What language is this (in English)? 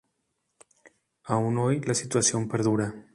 Spanish